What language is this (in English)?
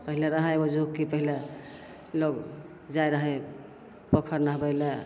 Maithili